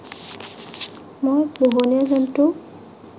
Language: Assamese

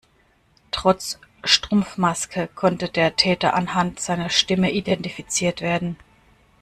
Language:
German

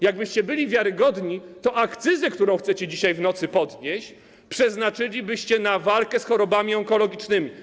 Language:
Polish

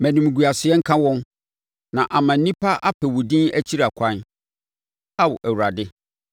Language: Akan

